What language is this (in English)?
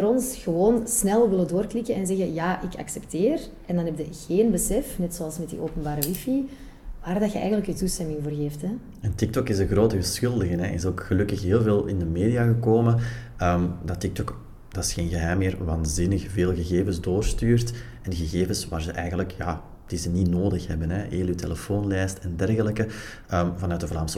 Dutch